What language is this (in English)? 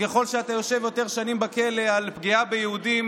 Hebrew